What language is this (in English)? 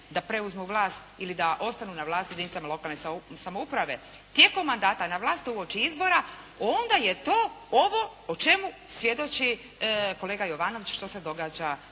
Croatian